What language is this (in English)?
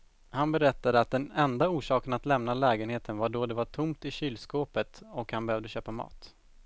Swedish